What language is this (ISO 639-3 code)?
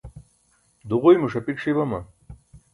bsk